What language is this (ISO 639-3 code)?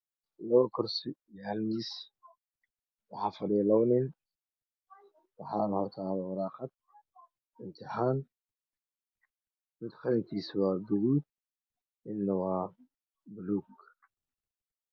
som